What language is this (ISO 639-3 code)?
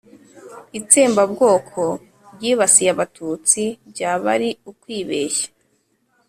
kin